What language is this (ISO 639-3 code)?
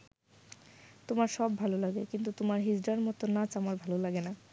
ben